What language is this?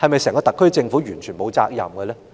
Cantonese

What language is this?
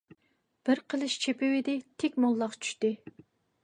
Uyghur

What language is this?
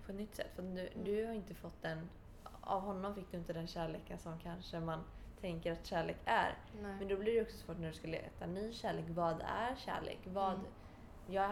Swedish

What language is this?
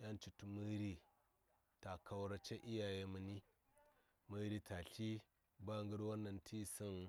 Saya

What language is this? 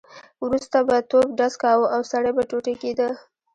Pashto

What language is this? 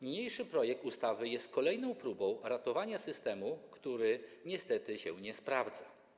Polish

